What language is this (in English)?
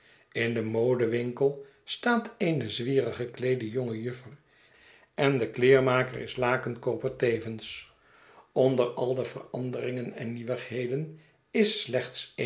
Dutch